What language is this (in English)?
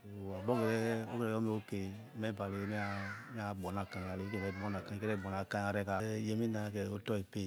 Yekhee